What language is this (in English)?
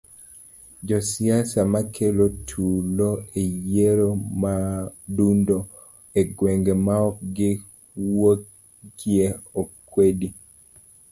Luo (Kenya and Tanzania)